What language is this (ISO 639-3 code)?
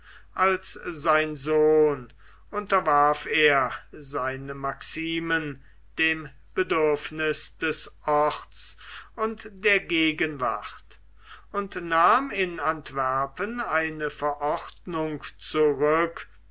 deu